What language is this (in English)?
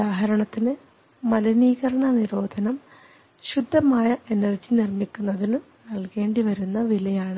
Malayalam